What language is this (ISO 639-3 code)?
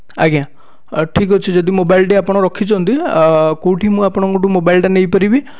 ori